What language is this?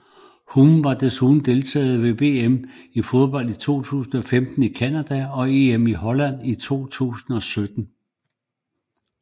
Danish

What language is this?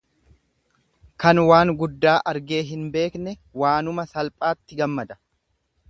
Oromo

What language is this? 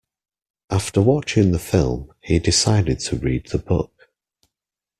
English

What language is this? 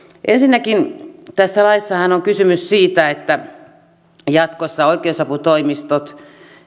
Finnish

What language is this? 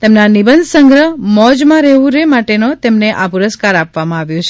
Gujarati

